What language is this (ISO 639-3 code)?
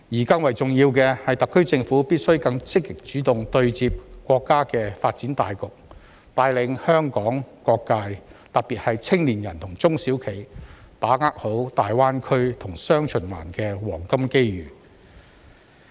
yue